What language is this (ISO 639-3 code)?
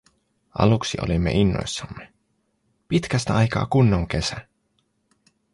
fin